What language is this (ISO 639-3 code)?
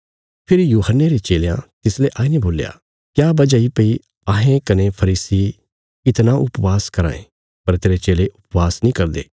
kfs